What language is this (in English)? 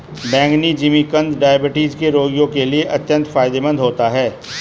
Hindi